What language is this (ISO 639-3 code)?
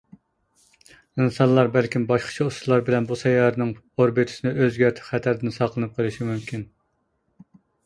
uig